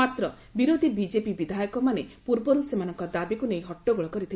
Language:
Odia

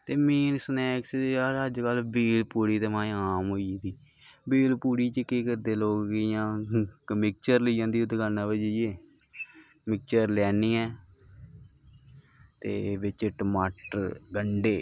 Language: Dogri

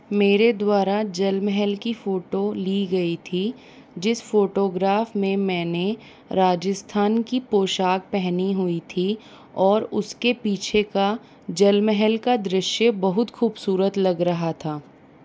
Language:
Hindi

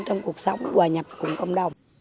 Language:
Vietnamese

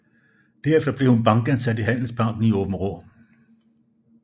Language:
Danish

